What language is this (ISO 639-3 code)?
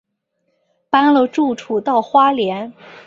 zho